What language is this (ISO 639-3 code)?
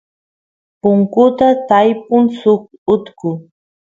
qus